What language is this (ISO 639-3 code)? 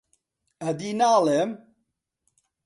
ckb